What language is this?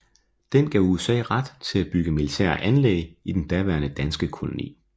Danish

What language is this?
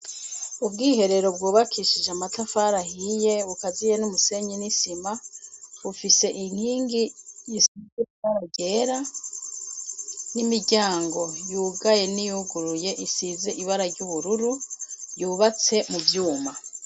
Rundi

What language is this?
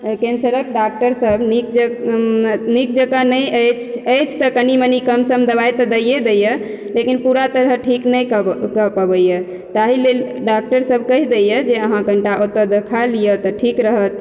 Maithili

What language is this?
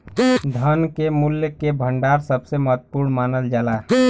Bhojpuri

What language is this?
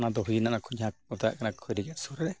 Santali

